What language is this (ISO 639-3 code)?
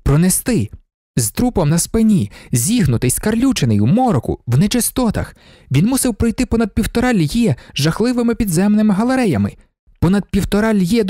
ukr